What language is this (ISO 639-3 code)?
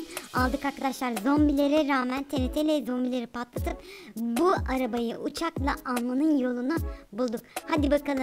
tur